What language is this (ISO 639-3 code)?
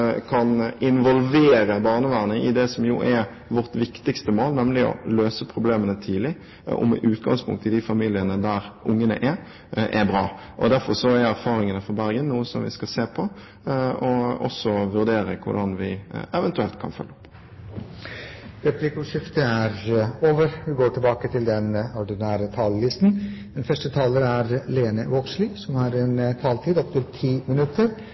nor